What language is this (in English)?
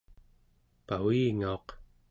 Central Yupik